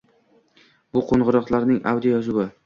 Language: Uzbek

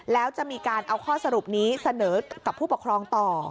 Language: Thai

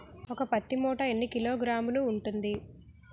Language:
Telugu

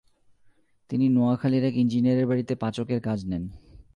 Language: Bangla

